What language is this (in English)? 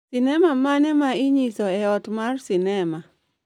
Luo (Kenya and Tanzania)